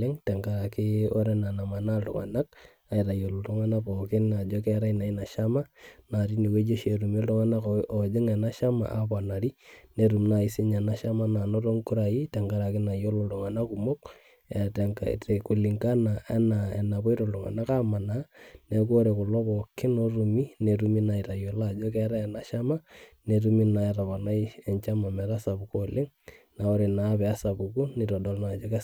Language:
Masai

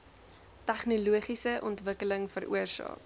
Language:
Afrikaans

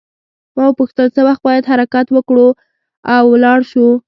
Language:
Pashto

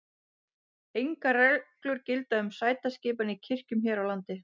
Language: Icelandic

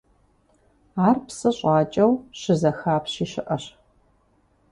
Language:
Kabardian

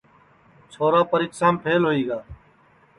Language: Sansi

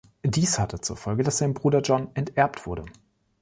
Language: German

